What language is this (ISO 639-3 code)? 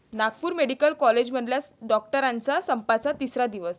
mar